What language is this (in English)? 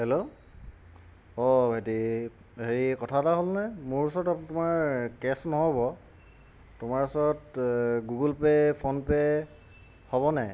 Assamese